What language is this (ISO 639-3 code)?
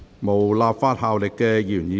yue